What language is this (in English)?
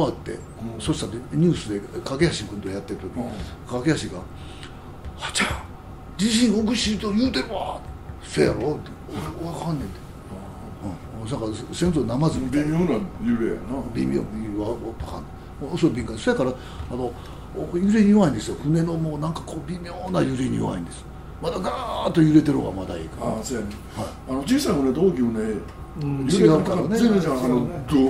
Japanese